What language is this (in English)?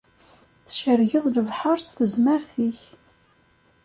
Kabyle